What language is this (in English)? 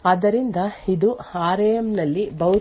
Kannada